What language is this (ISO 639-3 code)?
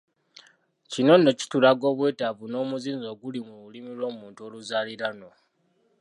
lug